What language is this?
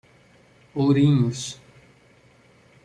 Portuguese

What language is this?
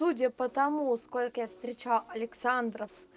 Russian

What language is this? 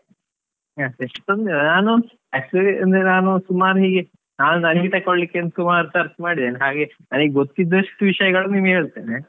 Kannada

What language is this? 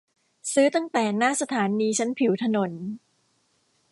Thai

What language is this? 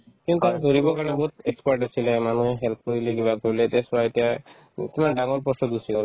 Assamese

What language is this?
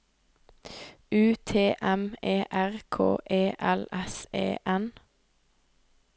Norwegian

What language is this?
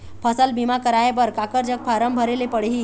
Chhattisgarhi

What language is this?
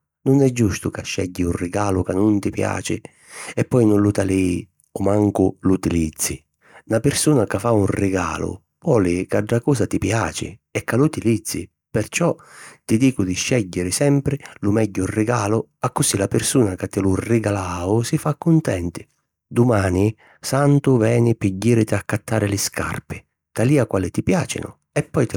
Sicilian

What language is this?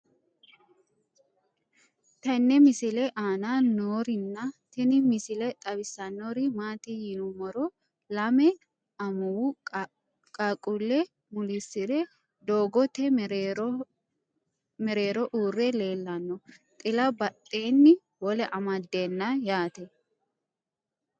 Sidamo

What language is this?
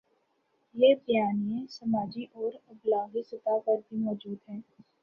Urdu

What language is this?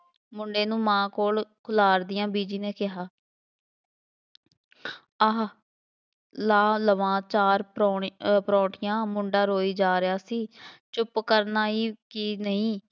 Punjabi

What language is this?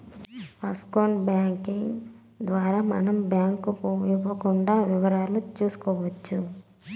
Telugu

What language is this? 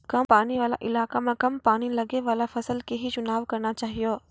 Maithili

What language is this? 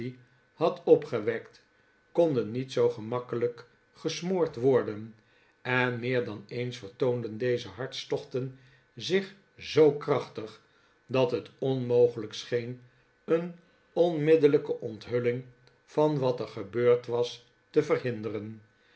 Dutch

